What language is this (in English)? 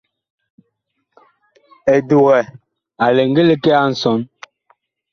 Bakoko